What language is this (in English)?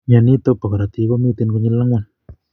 Kalenjin